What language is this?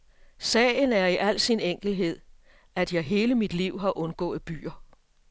Danish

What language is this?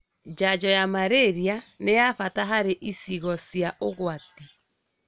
Kikuyu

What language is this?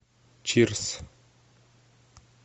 Russian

